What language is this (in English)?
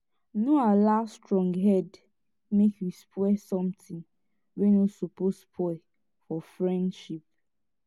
Nigerian Pidgin